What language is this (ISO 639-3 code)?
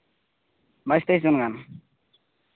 sat